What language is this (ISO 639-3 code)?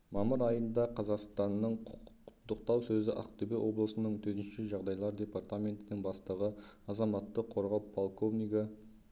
kaz